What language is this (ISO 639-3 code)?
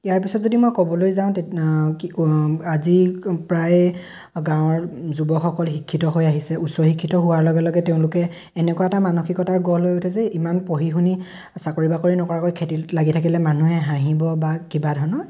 asm